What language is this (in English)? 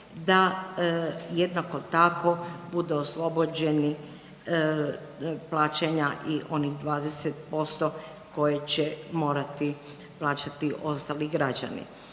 Croatian